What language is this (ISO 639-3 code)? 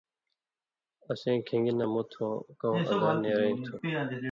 mvy